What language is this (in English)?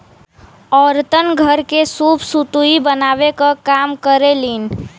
Bhojpuri